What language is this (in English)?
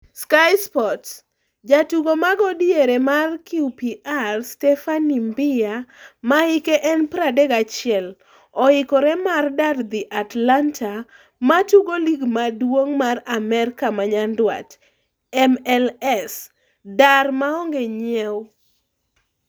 Luo (Kenya and Tanzania)